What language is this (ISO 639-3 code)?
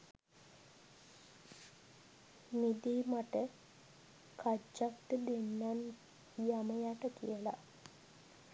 sin